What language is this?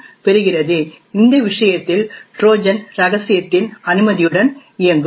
Tamil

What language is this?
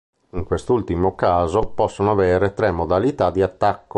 Italian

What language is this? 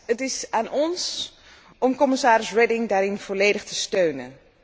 Dutch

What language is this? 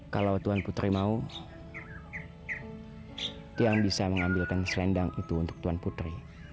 Indonesian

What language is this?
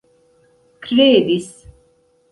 Esperanto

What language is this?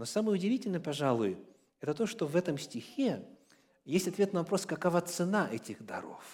Russian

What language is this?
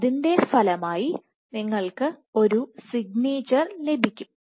Malayalam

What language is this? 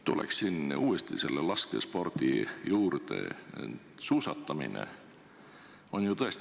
Estonian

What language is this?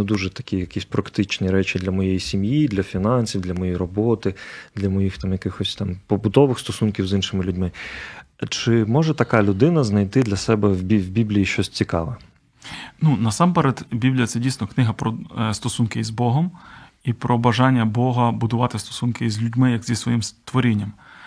Ukrainian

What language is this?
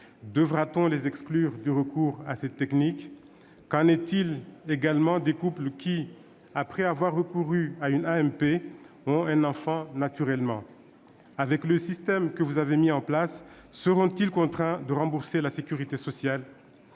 French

